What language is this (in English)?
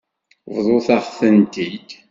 Kabyle